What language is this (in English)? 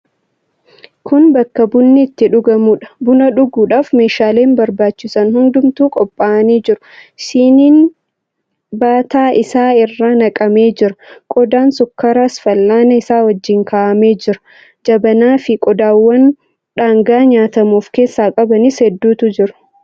Oromo